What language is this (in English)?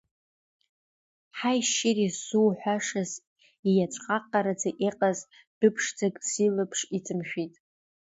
Abkhazian